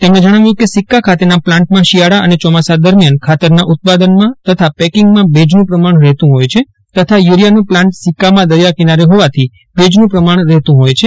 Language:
Gujarati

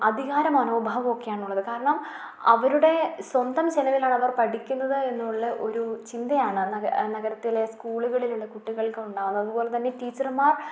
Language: Malayalam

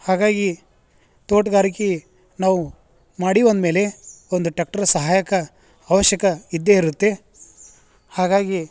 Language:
Kannada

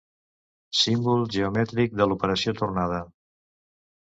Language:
Catalan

